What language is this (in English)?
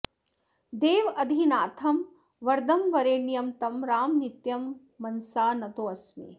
Sanskrit